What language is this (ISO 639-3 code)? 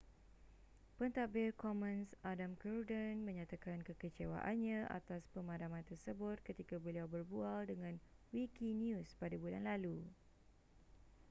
msa